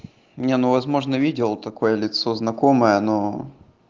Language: Russian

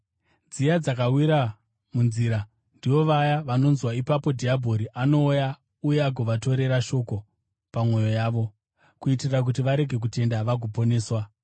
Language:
Shona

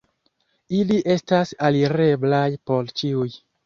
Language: Esperanto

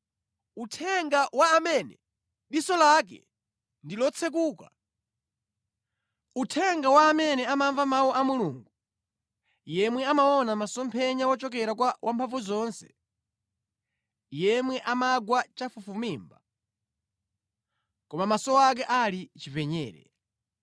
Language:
Nyanja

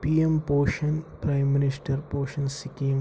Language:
Kashmiri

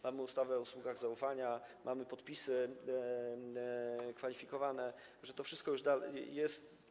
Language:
Polish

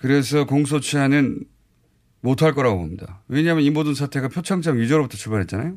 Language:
Korean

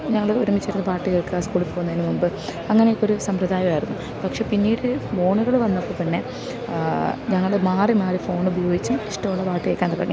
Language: Malayalam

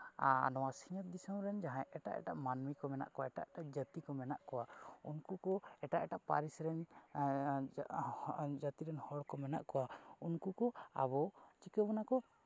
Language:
Santali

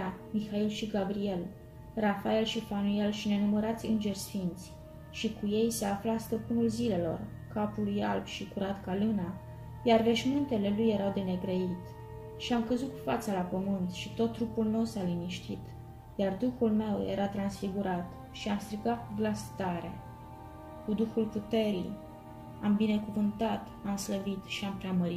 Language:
Romanian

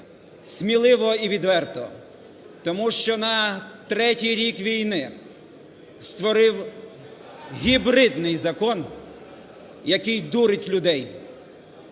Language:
Ukrainian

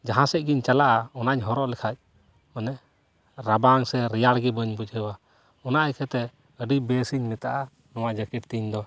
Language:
Santali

